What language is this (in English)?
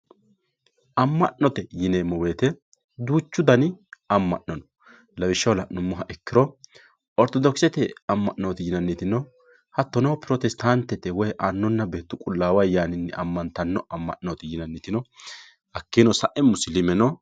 Sidamo